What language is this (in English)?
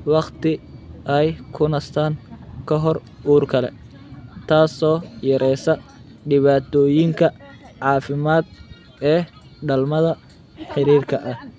Somali